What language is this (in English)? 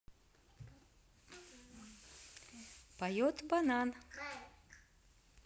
Russian